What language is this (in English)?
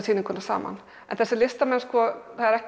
Icelandic